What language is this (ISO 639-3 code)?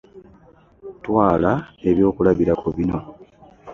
lug